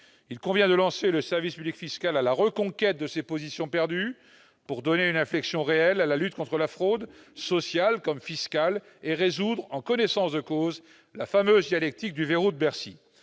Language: French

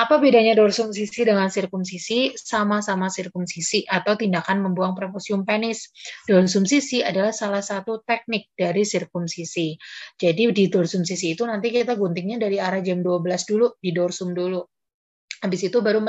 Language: Indonesian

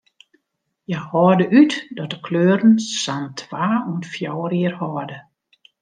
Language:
Western Frisian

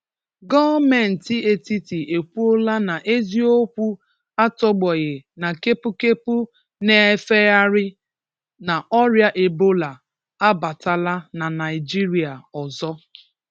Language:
Igbo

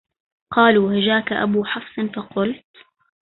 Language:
Arabic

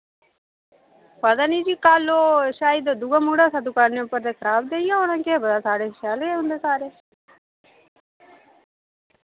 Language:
Dogri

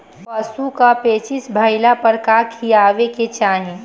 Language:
Bhojpuri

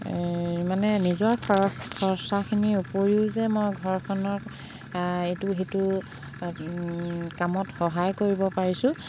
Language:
Assamese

